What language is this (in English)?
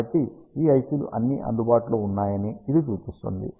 Telugu